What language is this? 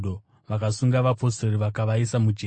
Shona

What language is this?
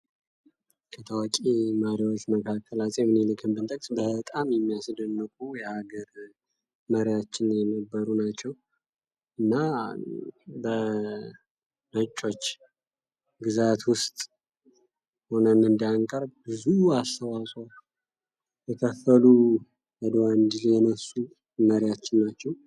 Amharic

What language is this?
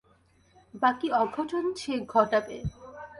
Bangla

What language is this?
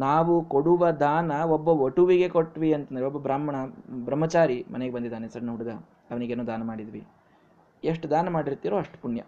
Kannada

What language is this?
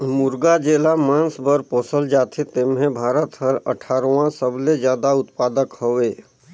Chhattisgarhi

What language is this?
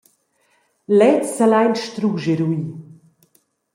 Romansh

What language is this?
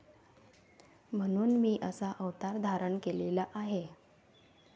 Marathi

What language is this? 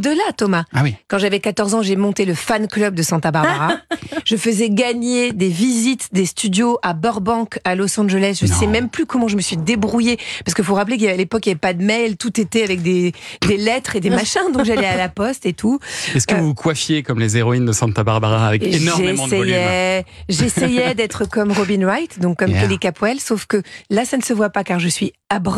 French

